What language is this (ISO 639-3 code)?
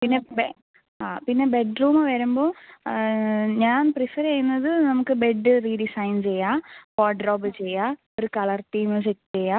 mal